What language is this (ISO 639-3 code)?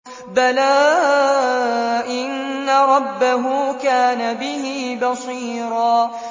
ara